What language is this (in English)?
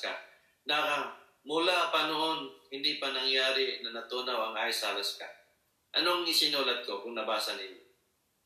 Filipino